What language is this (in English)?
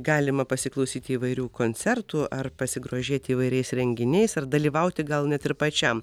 Lithuanian